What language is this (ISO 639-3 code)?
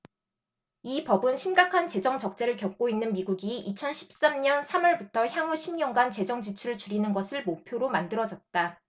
kor